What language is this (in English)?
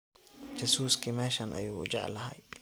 Somali